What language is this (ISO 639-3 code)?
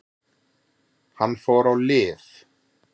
isl